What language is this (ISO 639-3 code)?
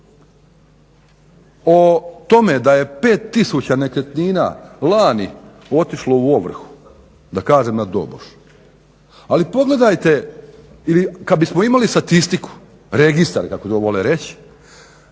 hrv